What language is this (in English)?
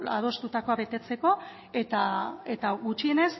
Basque